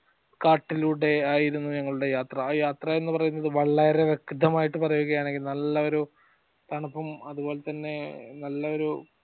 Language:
Malayalam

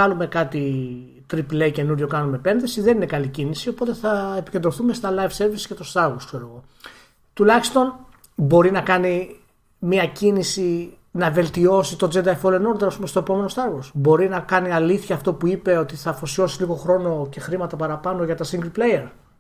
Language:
Greek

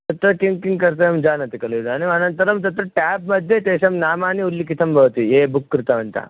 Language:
Sanskrit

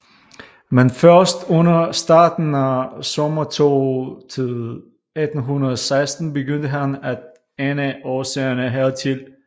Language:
Danish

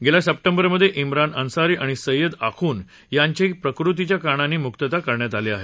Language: Marathi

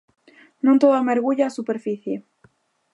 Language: Galician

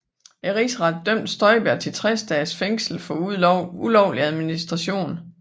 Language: Danish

